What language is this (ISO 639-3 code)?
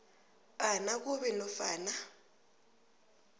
nbl